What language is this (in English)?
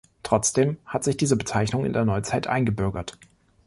German